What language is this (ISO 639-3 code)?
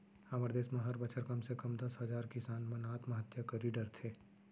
hne